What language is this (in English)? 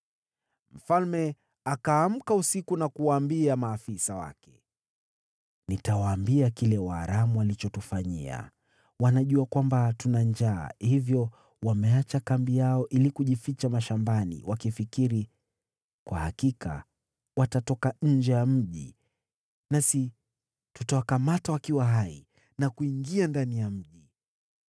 Swahili